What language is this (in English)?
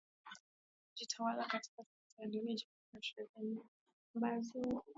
Swahili